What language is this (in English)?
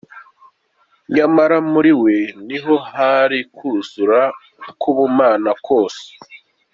Kinyarwanda